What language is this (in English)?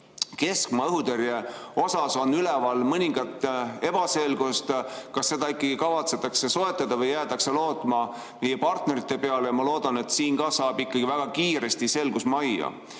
Estonian